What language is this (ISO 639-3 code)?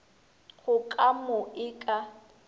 nso